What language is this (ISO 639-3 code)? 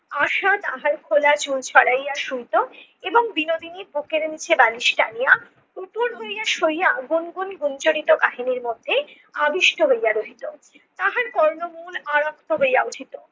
ben